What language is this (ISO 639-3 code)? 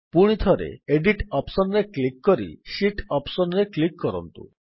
ori